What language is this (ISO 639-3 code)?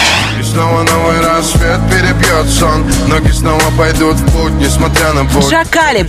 rus